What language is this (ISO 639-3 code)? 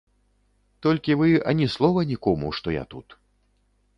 bel